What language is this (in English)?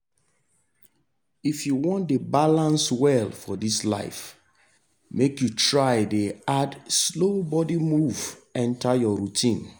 Nigerian Pidgin